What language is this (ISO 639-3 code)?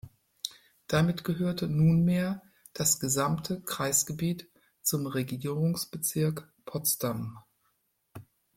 deu